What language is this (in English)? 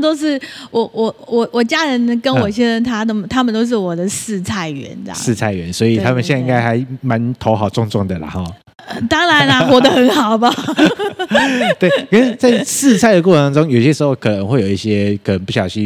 Chinese